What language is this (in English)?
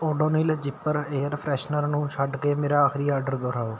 Punjabi